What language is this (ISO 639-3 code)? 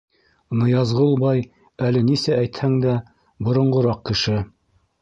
bak